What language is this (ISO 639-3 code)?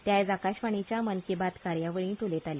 kok